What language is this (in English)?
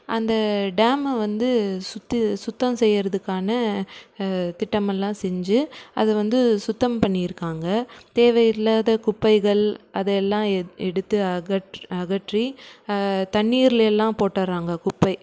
Tamil